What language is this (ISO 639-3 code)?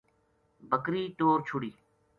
gju